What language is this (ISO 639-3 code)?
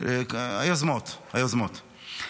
heb